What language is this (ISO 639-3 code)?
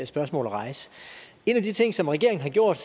dan